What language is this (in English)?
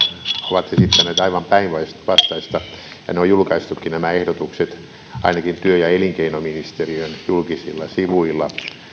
Finnish